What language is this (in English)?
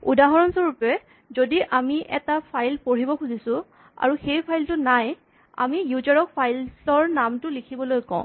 Assamese